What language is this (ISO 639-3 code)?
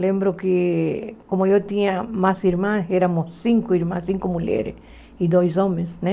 por